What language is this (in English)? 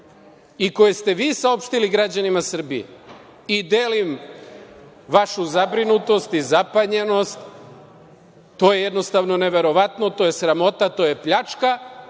Serbian